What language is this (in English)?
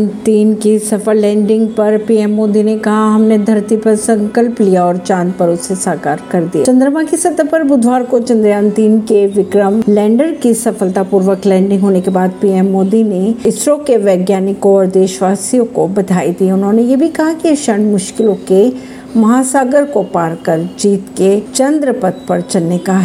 Hindi